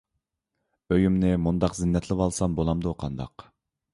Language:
Uyghur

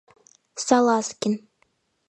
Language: Mari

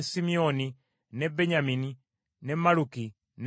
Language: Ganda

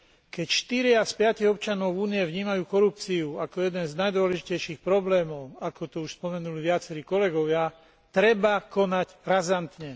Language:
Slovak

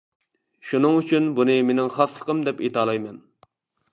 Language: Uyghur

